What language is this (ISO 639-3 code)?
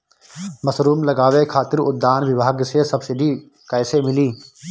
bho